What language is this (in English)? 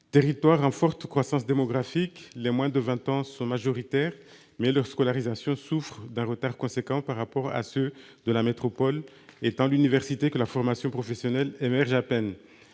French